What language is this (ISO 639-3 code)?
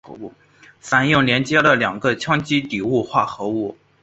zho